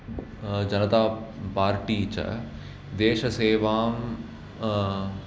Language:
Sanskrit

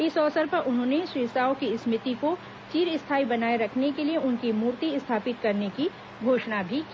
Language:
Hindi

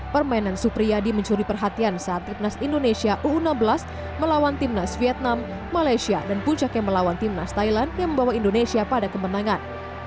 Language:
Indonesian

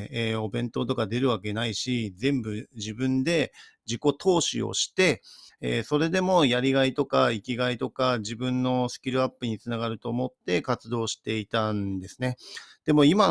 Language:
Japanese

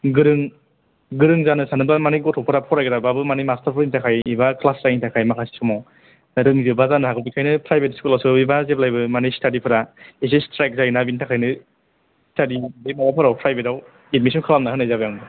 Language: Bodo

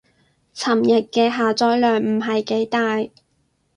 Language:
Cantonese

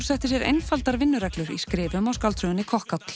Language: Icelandic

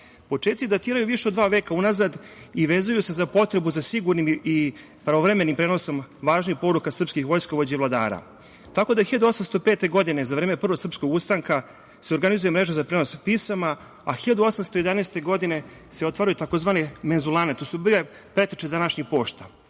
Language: Serbian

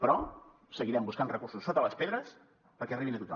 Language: Catalan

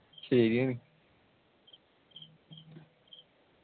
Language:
Malayalam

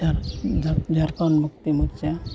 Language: Santali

